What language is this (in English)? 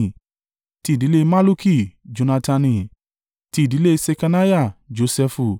Yoruba